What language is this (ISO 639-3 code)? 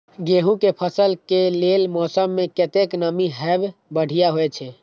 mai